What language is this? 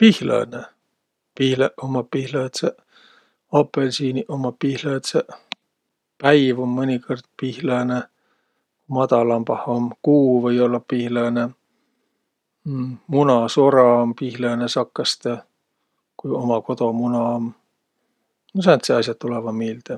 Võro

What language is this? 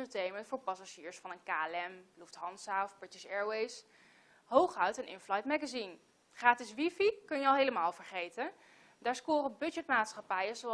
Dutch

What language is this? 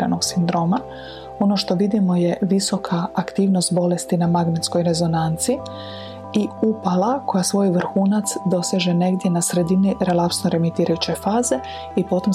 Croatian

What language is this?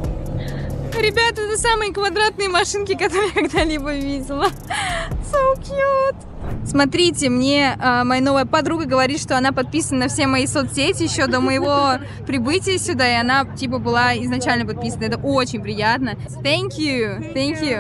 Russian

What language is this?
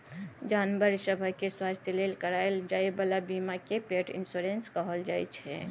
Maithili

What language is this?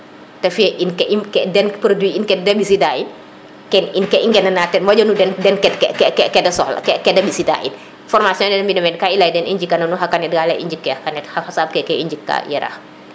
Serer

